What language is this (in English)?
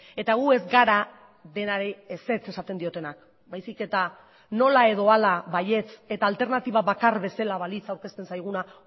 Basque